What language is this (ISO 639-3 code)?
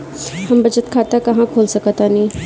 bho